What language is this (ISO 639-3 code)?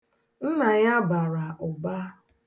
ibo